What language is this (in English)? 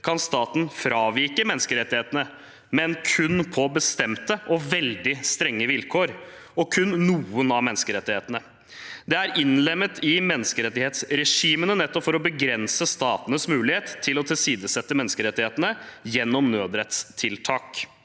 Norwegian